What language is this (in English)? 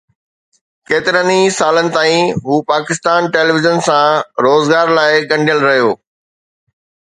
Sindhi